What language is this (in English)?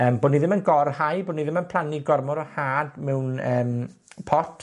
Welsh